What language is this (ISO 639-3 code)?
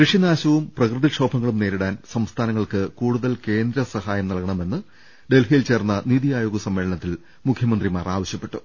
mal